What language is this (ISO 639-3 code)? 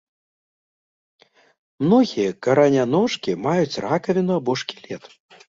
bel